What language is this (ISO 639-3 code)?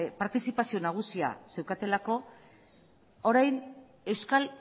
eus